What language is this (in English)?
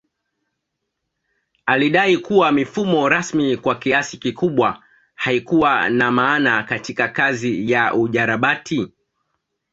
Swahili